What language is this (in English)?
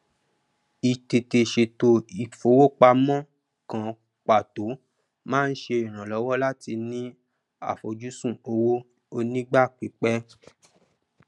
Yoruba